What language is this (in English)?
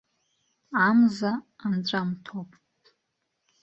Abkhazian